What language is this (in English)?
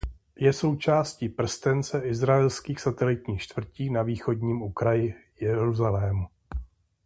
Czech